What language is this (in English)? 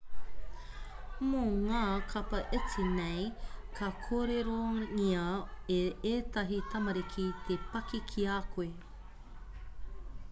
Māori